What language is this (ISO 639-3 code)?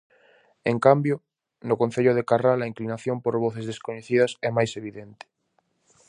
glg